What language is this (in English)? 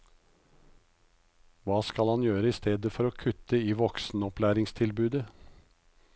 Norwegian